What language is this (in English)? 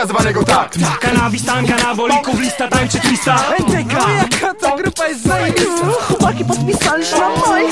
Polish